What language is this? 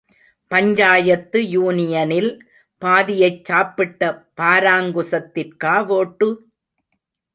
Tamil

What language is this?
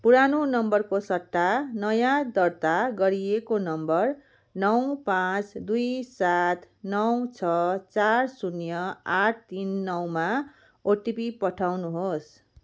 Nepali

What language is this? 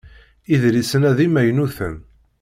Kabyle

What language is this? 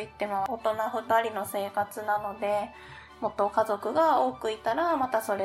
Japanese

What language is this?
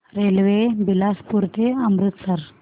Marathi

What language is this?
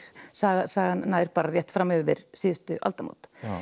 Icelandic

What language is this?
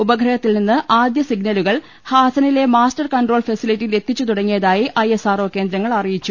Malayalam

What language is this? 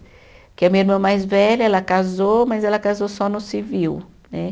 Portuguese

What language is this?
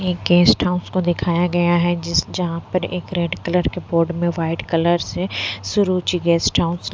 Hindi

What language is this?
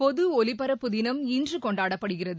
Tamil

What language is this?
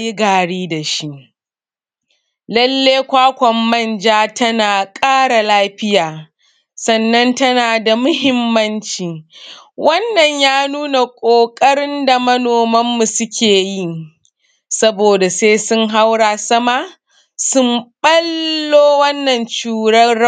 Hausa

